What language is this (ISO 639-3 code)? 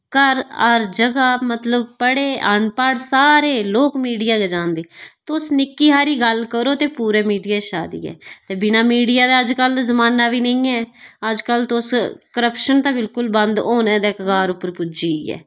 doi